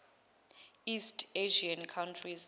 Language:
Zulu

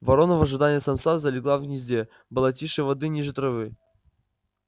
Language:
Russian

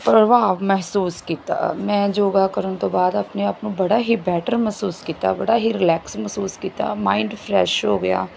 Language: Punjabi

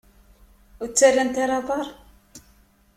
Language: Kabyle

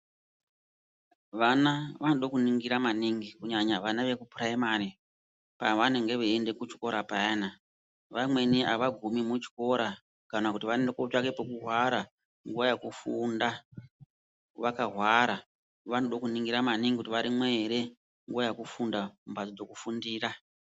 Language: Ndau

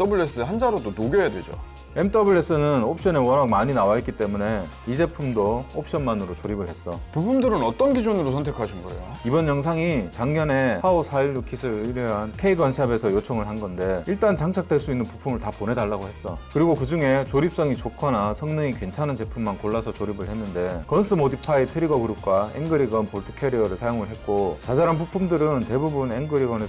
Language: Korean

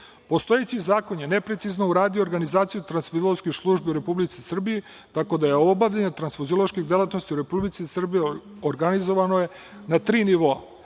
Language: Serbian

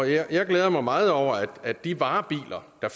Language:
Danish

